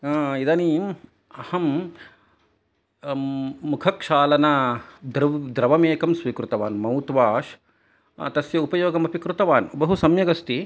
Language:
Sanskrit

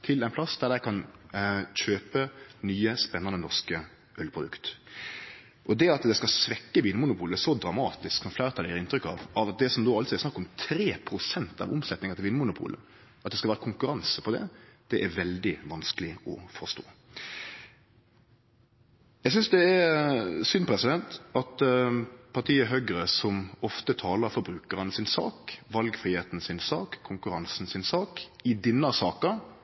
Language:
Norwegian Nynorsk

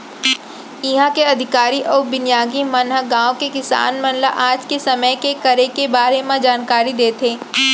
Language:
Chhattisgarhi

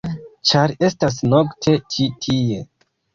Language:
Esperanto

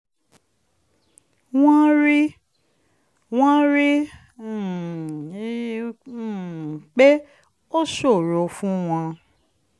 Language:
Yoruba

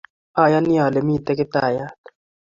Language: Kalenjin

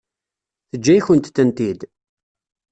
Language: Kabyle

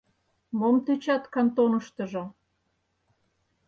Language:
Mari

